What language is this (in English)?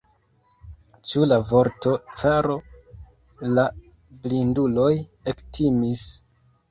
Esperanto